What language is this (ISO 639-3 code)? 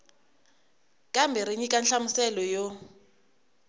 tso